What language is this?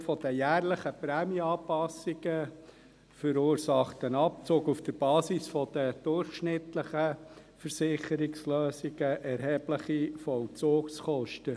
Swiss German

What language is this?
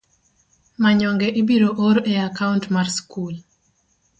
Luo (Kenya and Tanzania)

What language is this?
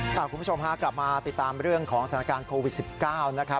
Thai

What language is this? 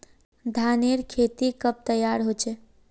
Magahi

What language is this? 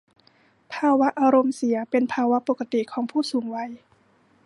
Thai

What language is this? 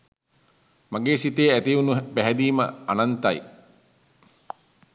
Sinhala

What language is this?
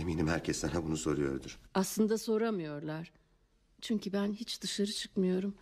Turkish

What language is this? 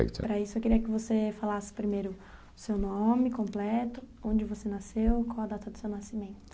Portuguese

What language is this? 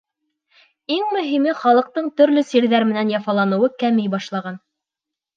Bashkir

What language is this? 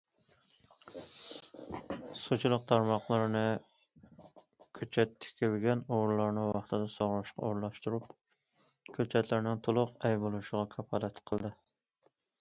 Uyghur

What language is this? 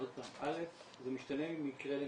Hebrew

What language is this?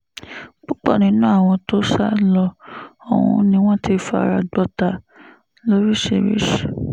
Yoruba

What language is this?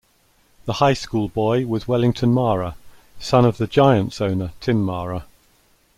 English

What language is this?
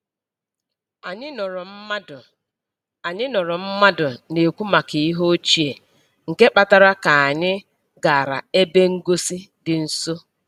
Igbo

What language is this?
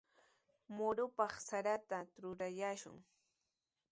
Sihuas Ancash Quechua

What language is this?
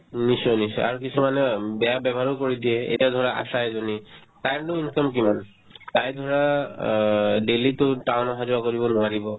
Assamese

